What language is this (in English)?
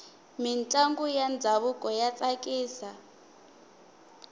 Tsonga